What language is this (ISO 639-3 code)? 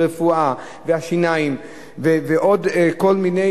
heb